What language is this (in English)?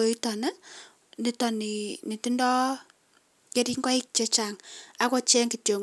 Kalenjin